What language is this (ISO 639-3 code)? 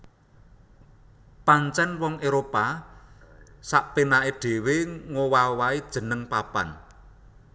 jav